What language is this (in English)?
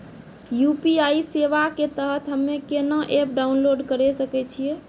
Maithili